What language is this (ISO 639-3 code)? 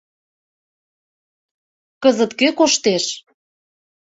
chm